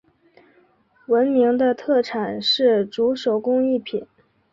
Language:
Chinese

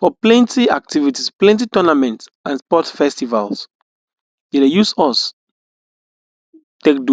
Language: Nigerian Pidgin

